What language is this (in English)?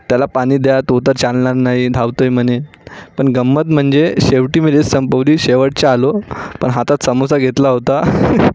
Marathi